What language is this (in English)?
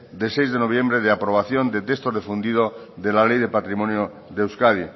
Spanish